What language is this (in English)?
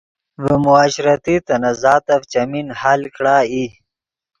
Yidgha